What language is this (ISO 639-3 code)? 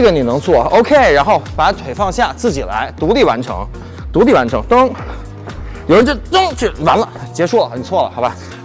zho